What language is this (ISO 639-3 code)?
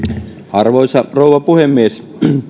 fin